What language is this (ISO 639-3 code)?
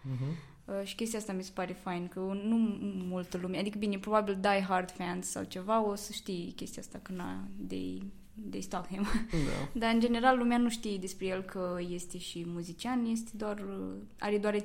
ron